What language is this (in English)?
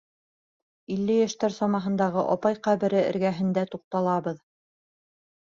Bashkir